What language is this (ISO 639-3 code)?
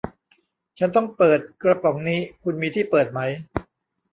tha